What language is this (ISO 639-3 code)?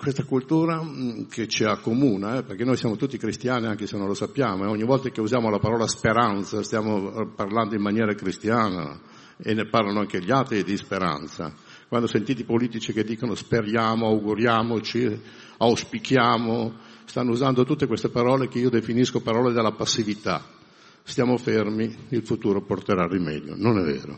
ita